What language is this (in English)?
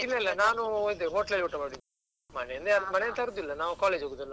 Kannada